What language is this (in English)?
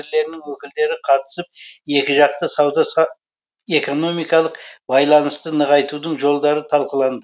Kazakh